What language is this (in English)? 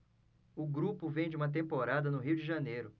Portuguese